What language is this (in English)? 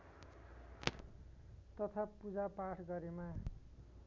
Nepali